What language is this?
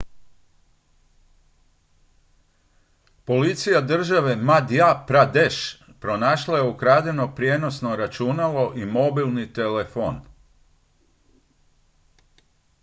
Croatian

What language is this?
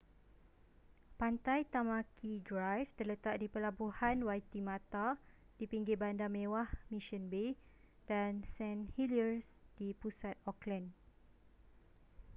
Malay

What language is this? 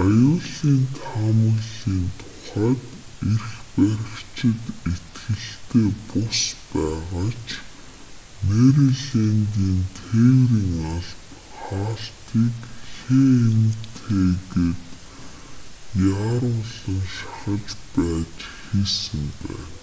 Mongolian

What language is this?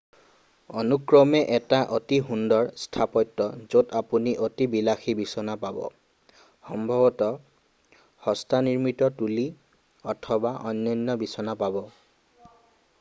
Assamese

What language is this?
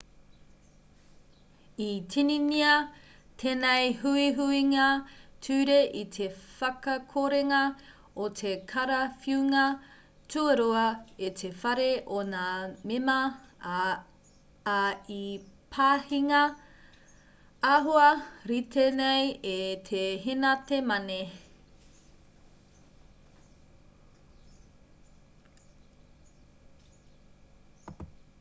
Māori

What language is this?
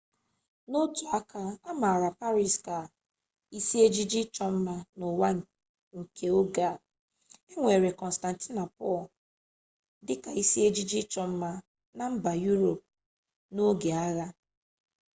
Igbo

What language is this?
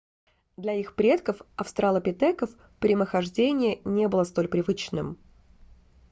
Russian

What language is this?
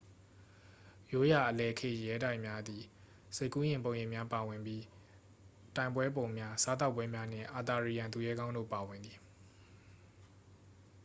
Burmese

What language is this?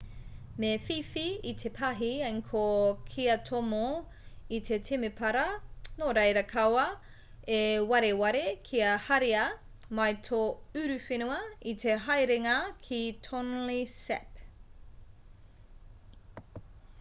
Māori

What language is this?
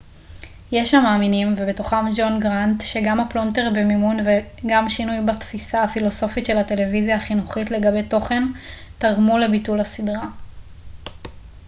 Hebrew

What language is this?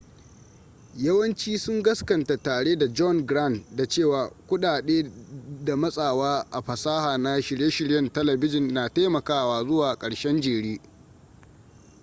Hausa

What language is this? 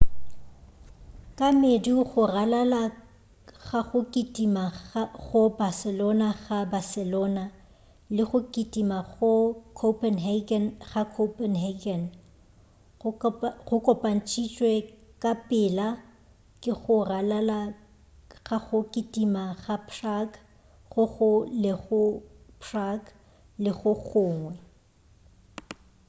Northern Sotho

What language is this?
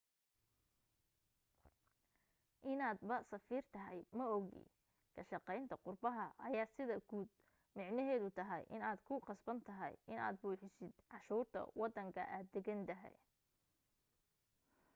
Somali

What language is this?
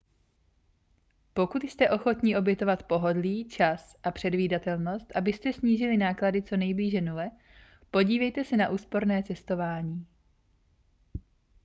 Czech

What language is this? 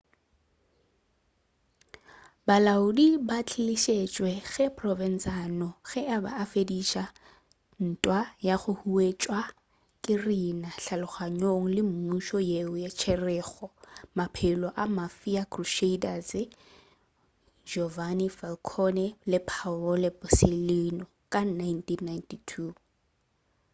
Northern Sotho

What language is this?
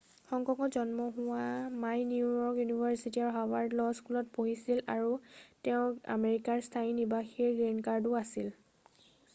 Assamese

